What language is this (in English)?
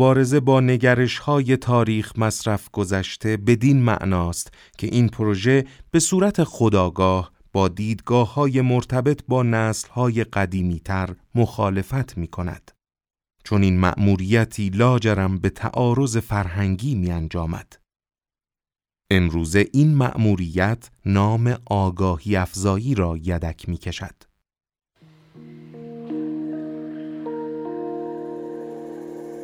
Persian